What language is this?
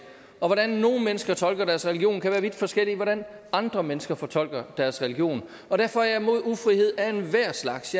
Danish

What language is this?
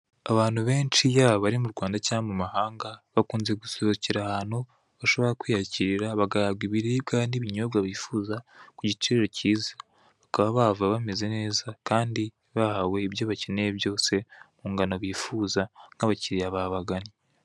Kinyarwanda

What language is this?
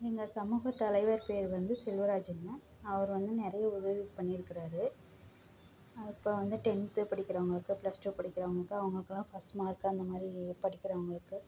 Tamil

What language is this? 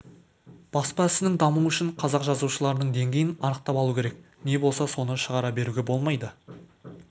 Kazakh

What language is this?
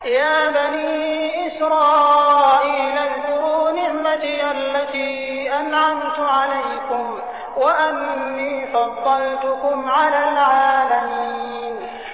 Arabic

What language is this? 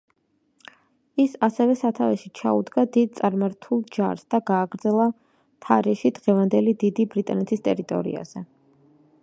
Georgian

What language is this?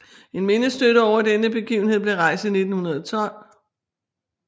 Danish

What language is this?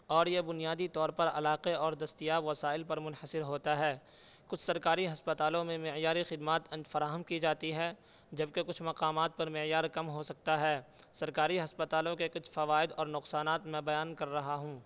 Urdu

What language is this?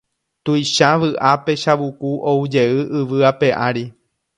Guarani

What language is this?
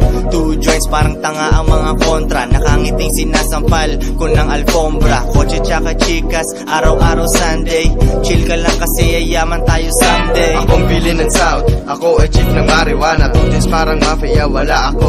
Filipino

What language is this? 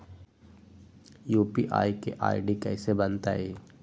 Magahi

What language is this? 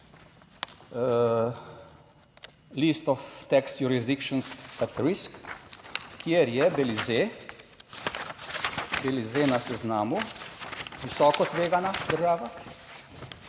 Slovenian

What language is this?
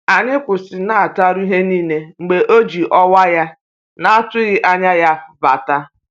Igbo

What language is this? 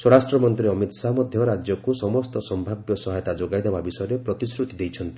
Odia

